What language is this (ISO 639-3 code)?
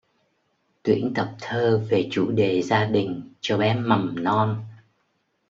vie